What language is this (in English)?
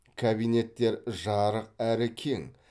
Kazakh